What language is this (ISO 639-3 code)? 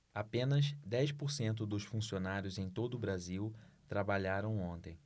por